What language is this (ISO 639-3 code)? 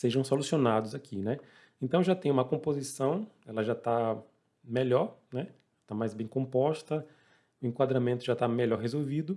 por